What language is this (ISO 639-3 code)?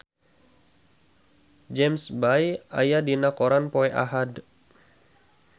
sun